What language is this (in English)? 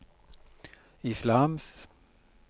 Norwegian